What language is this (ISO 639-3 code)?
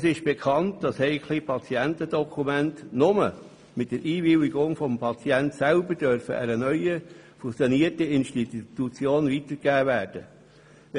gsw